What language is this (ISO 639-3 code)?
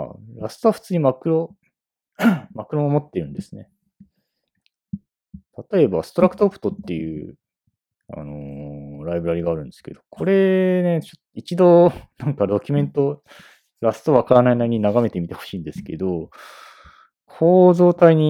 jpn